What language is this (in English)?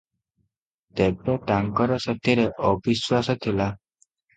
Odia